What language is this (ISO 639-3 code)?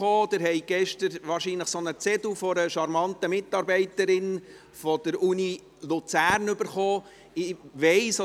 gsw